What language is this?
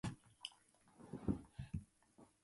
Japanese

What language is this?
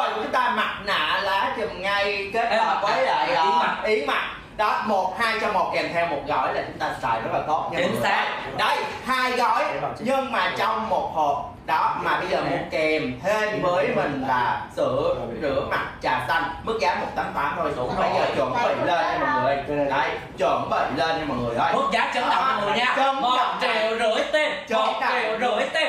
Vietnamese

